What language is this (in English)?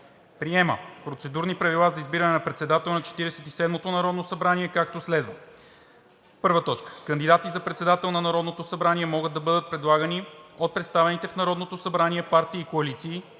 Bulgarian